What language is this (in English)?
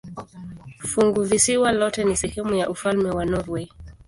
Swahili